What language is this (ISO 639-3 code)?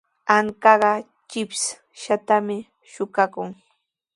qws